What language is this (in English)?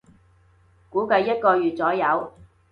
Cantonese